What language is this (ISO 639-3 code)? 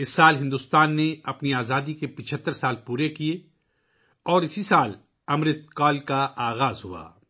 urd